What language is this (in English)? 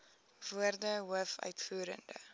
Afrikaans